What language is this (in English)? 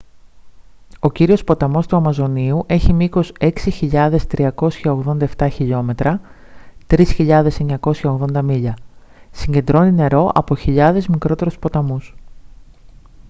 Greek